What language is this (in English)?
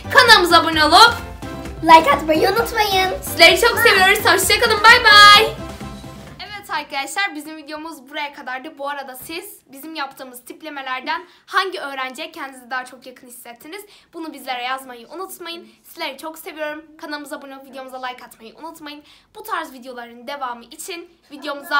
Turkish